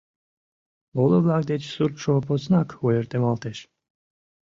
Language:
Mari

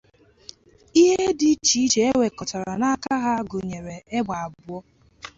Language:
Igbo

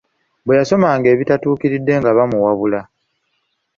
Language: Ganda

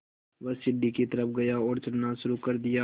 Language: Hindi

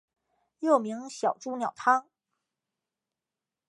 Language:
Chinese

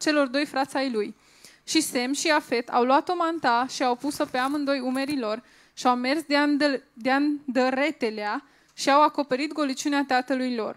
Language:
Romanian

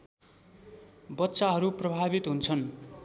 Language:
Nepali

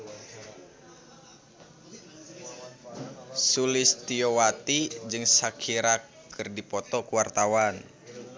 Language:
Sundanese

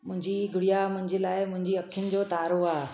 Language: Sindhi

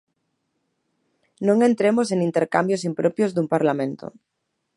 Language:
Galician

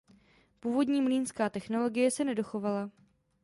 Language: Czech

